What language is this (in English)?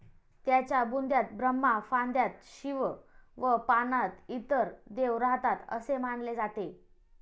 Marathi